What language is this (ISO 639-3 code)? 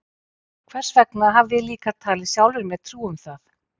isl